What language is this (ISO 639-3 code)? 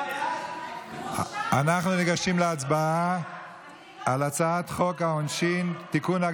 heb